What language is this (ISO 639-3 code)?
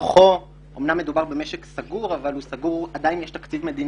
heb